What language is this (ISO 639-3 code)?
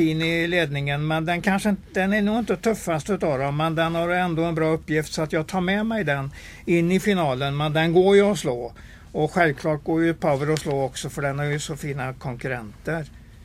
swe